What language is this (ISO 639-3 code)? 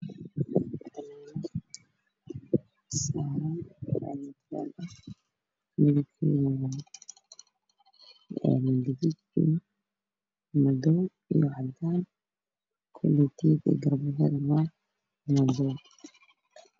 som